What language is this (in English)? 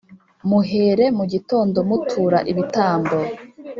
Kinyarwanda